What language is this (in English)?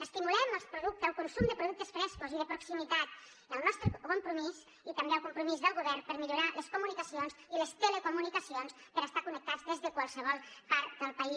Catalan